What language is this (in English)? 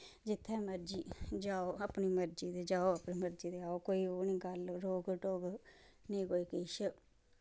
Dogri